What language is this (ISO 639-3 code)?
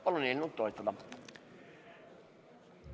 est